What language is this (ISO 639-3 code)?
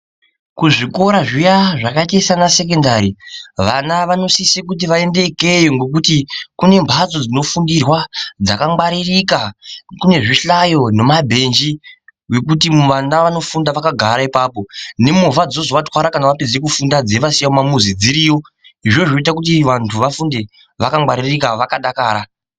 ndc